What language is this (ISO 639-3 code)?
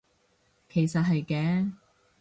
yue